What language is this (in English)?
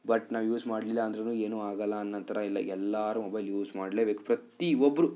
Kannada